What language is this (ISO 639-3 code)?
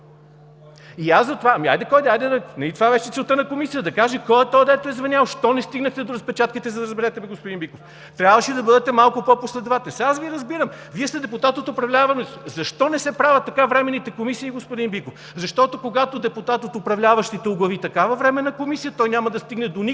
bul